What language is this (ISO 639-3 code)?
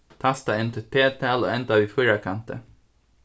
fao